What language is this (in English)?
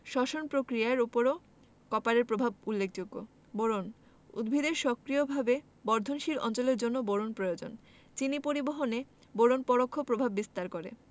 Bangla